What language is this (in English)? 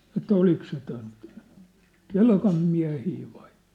Finnish